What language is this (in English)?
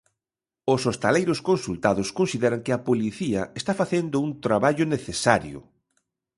Galician